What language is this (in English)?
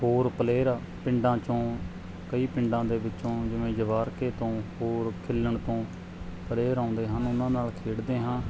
Punjabi